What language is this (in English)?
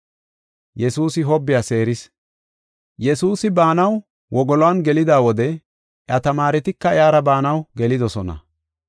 Gofa